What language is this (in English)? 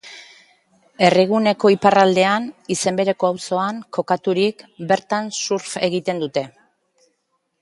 Basque